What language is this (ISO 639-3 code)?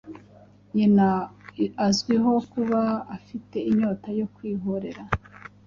kin